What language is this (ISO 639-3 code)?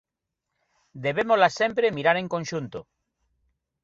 glg